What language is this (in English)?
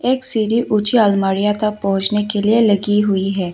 Hindi